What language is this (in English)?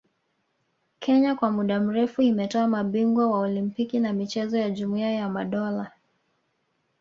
Swahili